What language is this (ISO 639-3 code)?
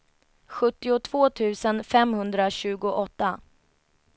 swe